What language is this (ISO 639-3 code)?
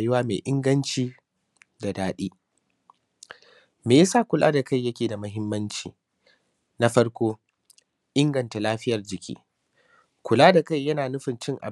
hau